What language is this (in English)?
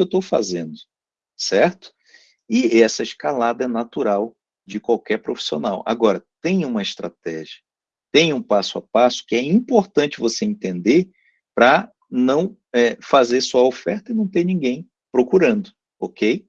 Portuguese